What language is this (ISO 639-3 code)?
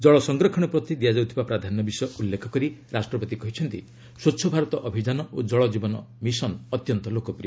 ori